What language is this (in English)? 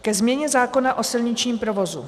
Czech